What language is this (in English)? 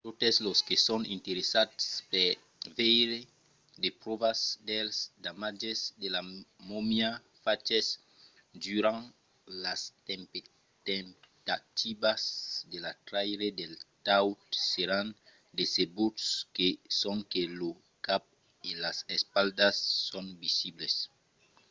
Occitan